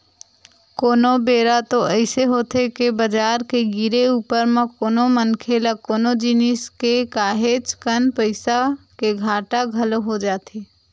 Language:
Chhattisgarhi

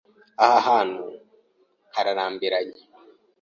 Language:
Kinyarwanda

